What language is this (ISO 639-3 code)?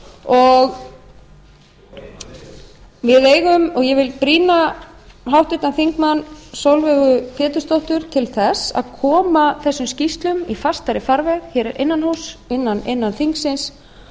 isl